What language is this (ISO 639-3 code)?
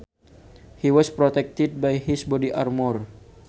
sun